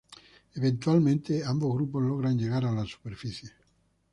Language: Spanish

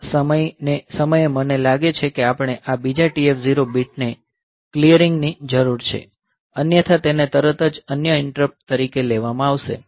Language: Gujarati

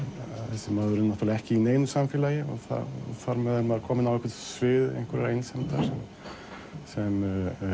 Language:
Icelandic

